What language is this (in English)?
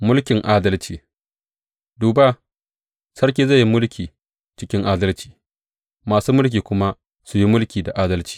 Hausa